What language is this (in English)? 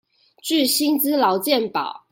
Chinese